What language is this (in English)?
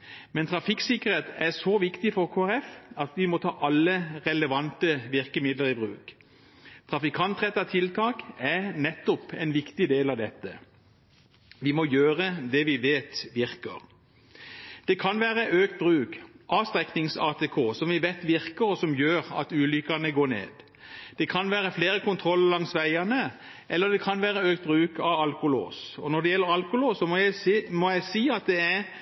Norwegian Bokmål